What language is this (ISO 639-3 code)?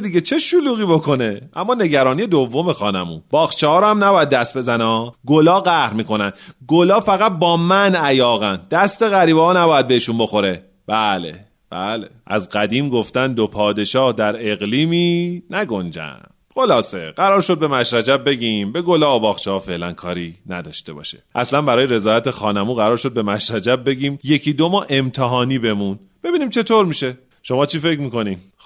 fas